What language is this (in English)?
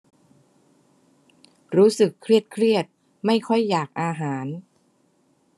Thai